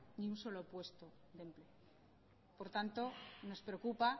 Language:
Spanish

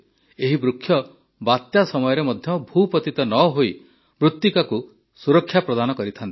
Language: Odia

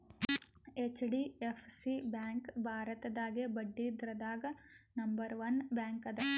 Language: Kannada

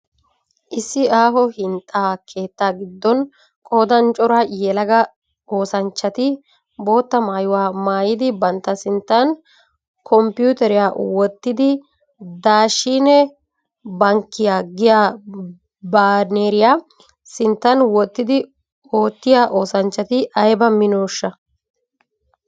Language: Wolaytta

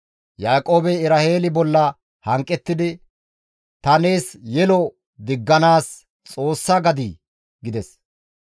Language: Gamo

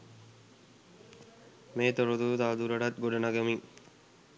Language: Sinhala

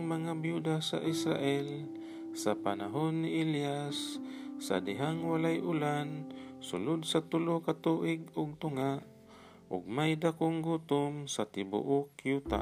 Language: Filipino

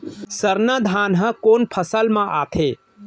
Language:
Chhattisgarhi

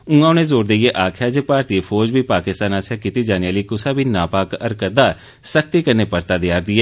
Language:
Dogri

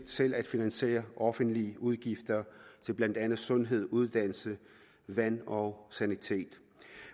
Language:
Danish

